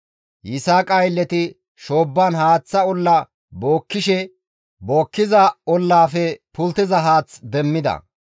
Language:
Gamo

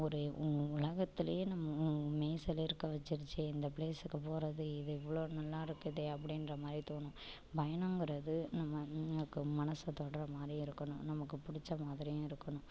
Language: Tamil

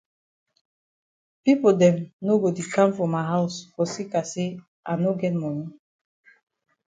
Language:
Cameroon Pidgin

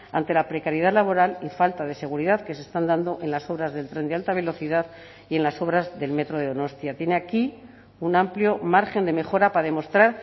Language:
Spanish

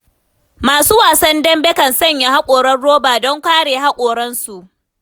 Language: Hausa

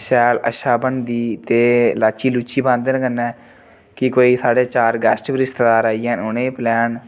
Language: Dogri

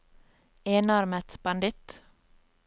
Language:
Norwegian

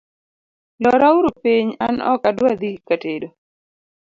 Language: Luo (Kenya and Tanzania)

